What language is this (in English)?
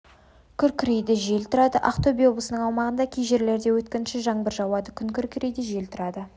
Kazakh